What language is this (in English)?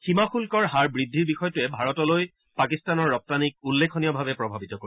Assamese